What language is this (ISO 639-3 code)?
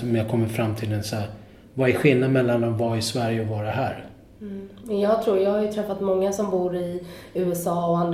swe